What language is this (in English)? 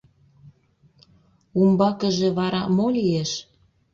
Mari